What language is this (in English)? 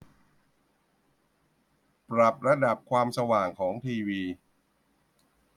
Thai